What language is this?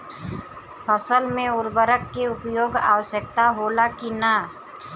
Bhojpuri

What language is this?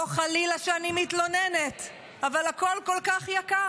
Hebrew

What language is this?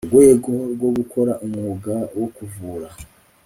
Kinyarwanda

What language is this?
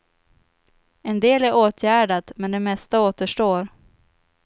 Swedish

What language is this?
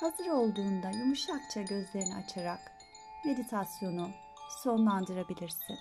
Turkish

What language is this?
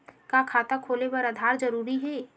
Chhattisgarhi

